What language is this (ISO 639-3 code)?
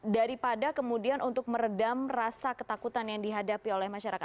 ind